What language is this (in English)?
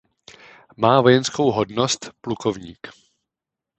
Czech